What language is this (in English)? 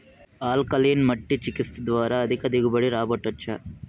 Telugu